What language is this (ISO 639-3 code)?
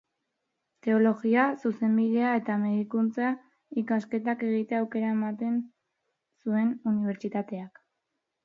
eus